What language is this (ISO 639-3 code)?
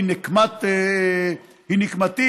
heb